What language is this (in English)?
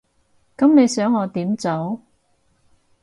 Cantonese